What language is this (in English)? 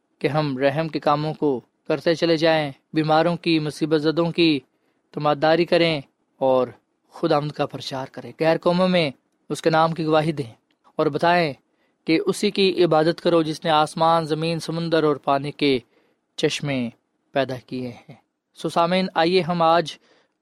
Urdu